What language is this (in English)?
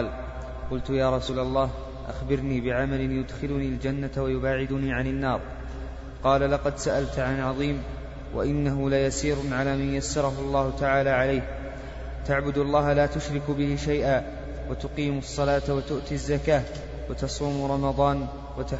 Arabic